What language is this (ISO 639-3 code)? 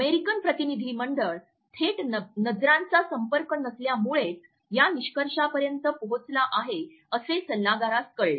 mar